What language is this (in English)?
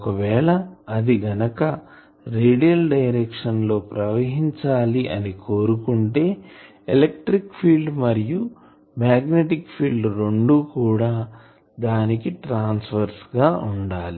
Telugu